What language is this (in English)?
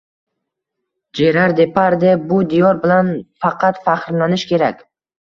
Uzbek